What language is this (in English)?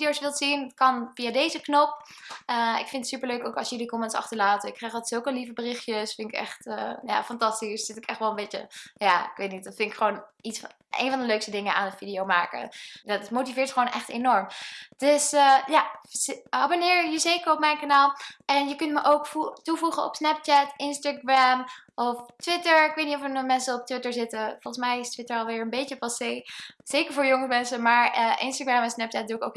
Dutch